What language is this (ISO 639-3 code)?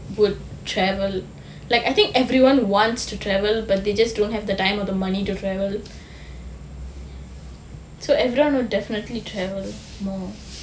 eng